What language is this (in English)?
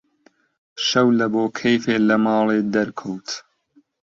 Central Kurdish